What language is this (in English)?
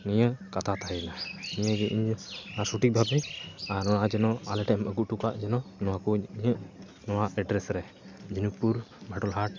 Santali